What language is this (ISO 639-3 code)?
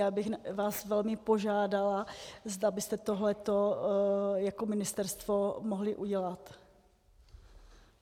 ces